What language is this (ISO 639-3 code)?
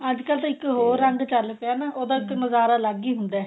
pan